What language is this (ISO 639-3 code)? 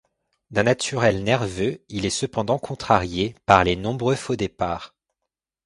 fra